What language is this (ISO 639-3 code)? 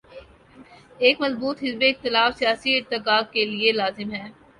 urd